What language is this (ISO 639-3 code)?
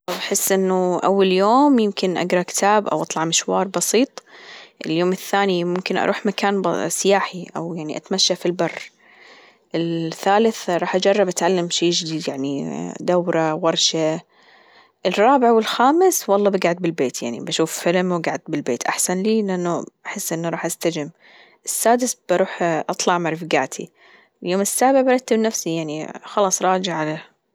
afb